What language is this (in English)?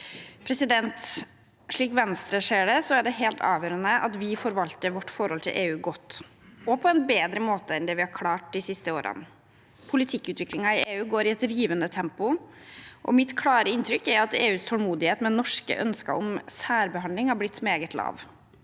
Norwegian